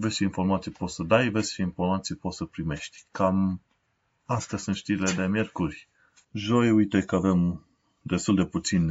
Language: Romanian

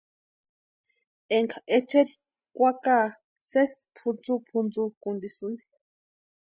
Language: Western Highland Purepecha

